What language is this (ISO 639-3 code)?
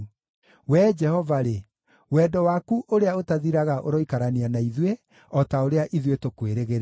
kik